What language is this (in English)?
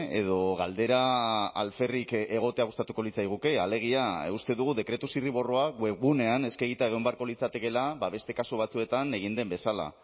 Basque